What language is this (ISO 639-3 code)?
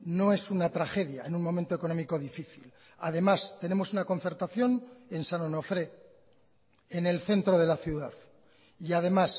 spa